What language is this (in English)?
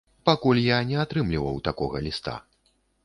Belarusian